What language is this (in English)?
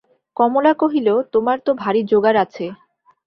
Bangla